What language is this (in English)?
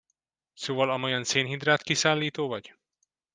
Hungarian